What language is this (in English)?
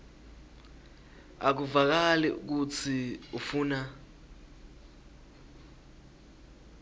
Swati